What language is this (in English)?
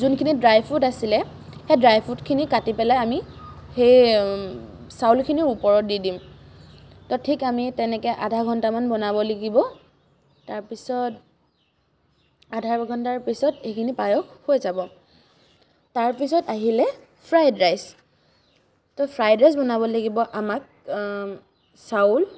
Assamese